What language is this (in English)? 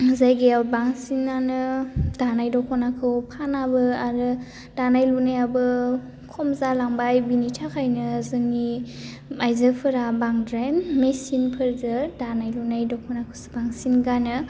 Bodo